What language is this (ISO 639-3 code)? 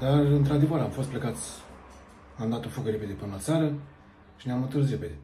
ron